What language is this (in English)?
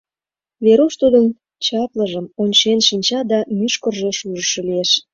Mari